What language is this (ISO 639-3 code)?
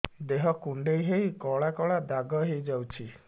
ori